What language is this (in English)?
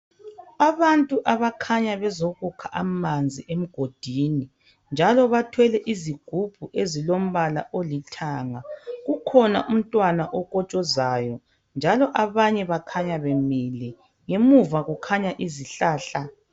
North Ndebele